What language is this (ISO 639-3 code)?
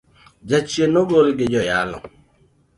luo